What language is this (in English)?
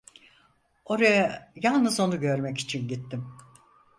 Turkish